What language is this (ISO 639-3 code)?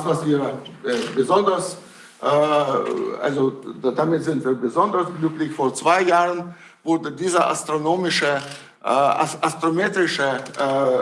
deu